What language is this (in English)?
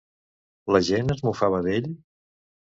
Catalan